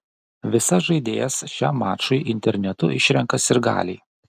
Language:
Lithuanian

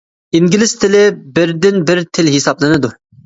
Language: Uyghur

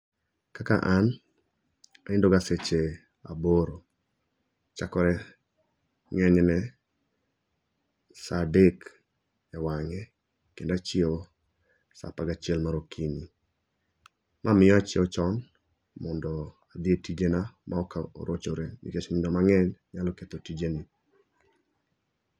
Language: Luo (Kenya and Tanzania)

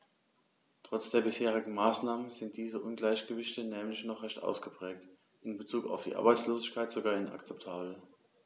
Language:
German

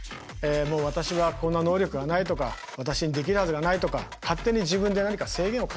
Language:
Japanese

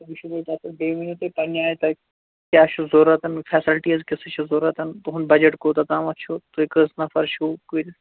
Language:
Kashmiri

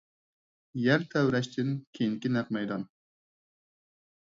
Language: Uyghur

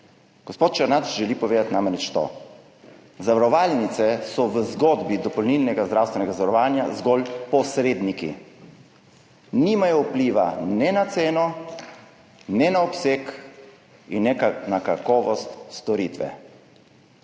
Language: Slovenian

